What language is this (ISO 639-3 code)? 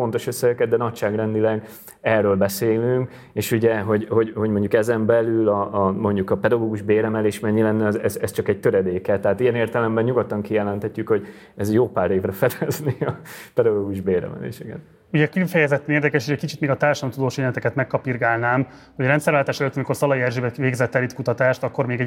hun